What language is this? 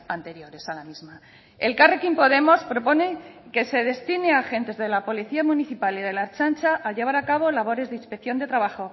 Spanish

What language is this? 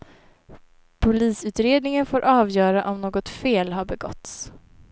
Swedish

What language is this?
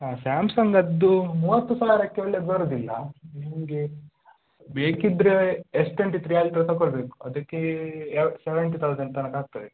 Kannada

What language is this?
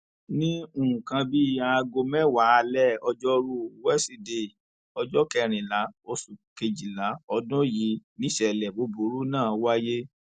Yoruba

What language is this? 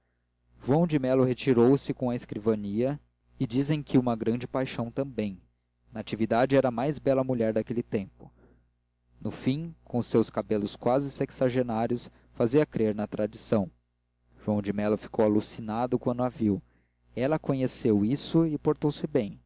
Portuguese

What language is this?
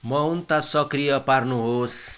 Nepali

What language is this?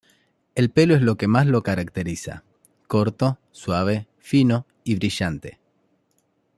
Spanish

